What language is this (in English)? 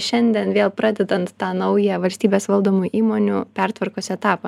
Lithuanian